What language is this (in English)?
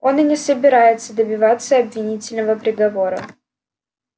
Russian